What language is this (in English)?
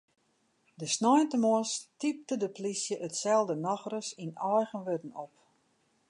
Western Frisian